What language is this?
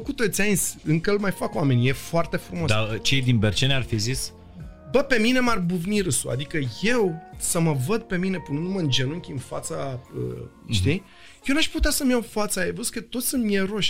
Romanian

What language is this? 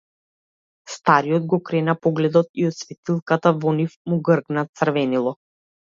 Macedonian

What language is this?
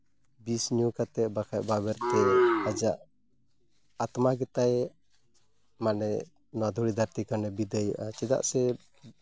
Santali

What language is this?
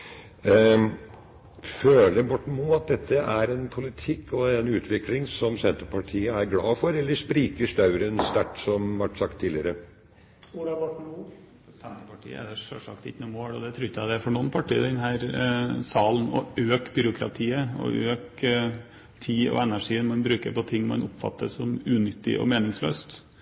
Norwegian Bokmål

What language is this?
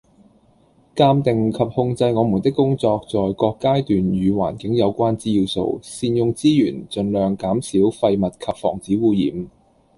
Cantonese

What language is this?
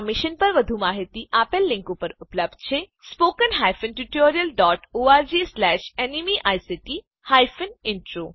Gujarati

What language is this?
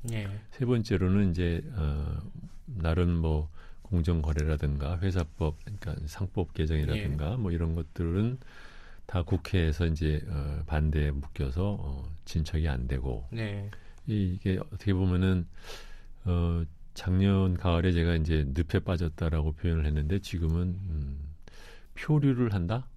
Korean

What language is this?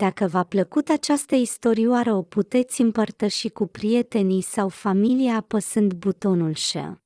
Romanian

